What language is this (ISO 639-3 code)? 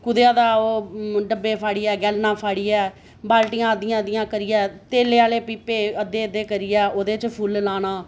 doi